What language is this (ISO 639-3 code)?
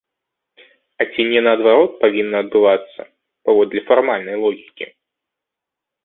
bel